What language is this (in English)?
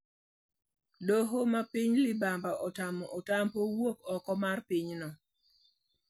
Luo (Kenya and Tanzania)